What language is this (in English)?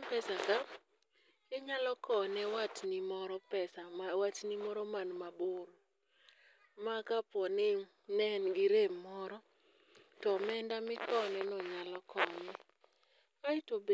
Luo (Kenya and Tanzania)